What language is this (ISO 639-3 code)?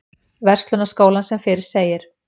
isl